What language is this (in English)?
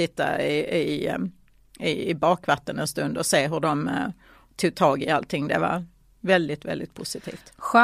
Swedish